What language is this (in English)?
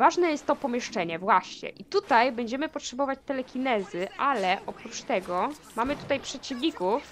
Polish